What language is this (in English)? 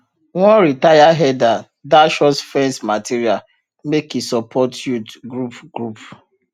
Nigerian Pidgin